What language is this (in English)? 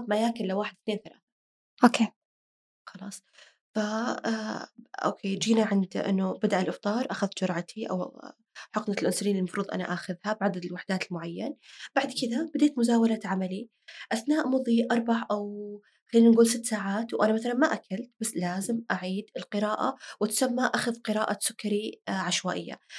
Arabic